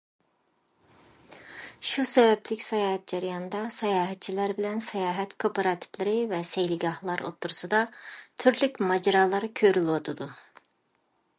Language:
Uyghur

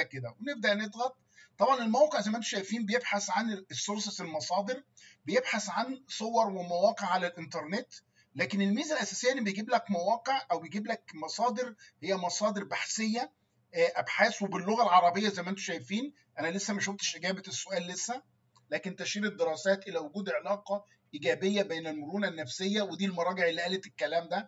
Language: Arabic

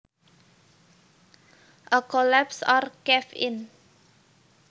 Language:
Javanese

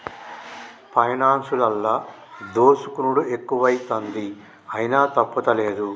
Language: Telugu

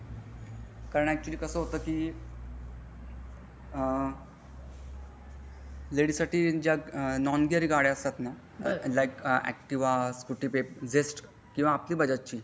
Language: Marathi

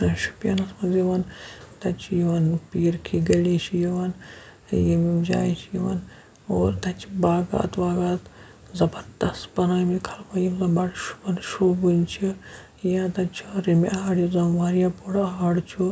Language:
Kashmiri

